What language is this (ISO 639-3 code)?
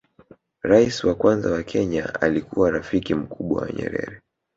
swa